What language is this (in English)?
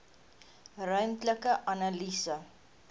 Afrikaans